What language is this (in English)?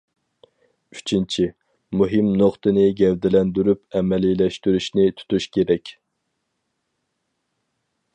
Uyghur